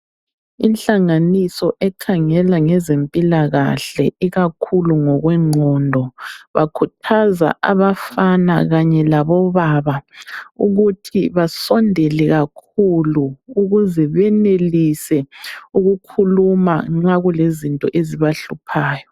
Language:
North Ndebele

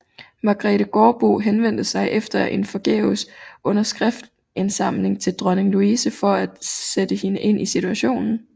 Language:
Danish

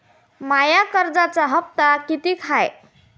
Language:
Marathi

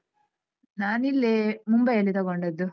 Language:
Kannada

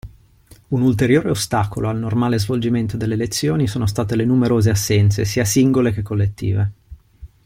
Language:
Italian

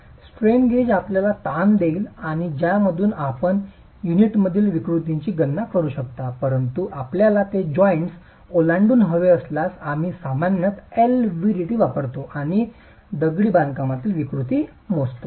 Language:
Marathi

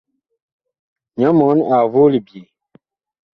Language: Bakoko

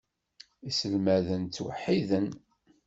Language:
Kabyle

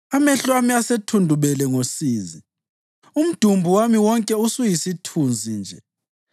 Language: North Ndebele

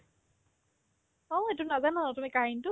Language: Assamese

